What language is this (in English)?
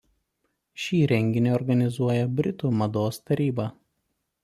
Lithuanian